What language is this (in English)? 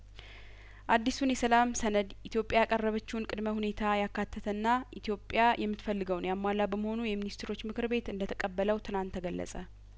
Amharic